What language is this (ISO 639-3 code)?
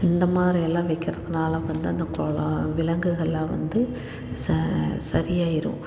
tam